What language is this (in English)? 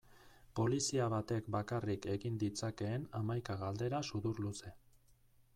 Basque